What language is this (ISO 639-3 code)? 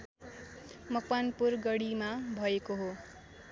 nep